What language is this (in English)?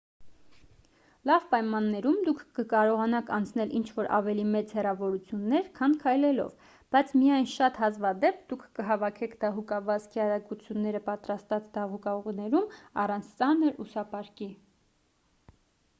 Armenian